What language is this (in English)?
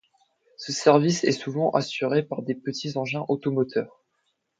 French